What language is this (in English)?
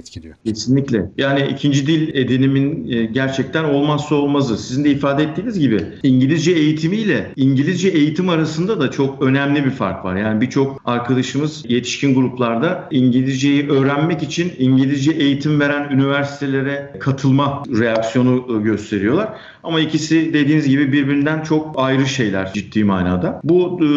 Turkish